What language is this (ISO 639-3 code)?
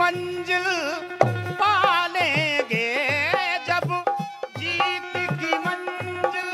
hin